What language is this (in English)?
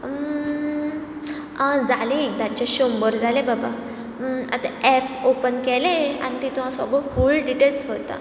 Konkani